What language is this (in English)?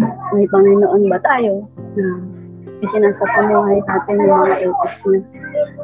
Filipino